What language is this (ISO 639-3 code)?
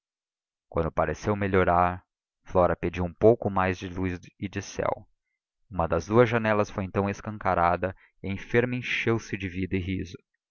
por